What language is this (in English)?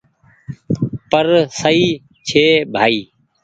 Goaria